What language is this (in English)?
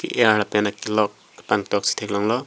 Karbi